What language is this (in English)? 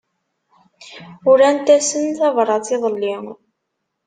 Kabyle